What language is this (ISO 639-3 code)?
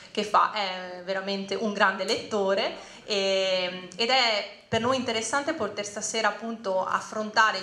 ita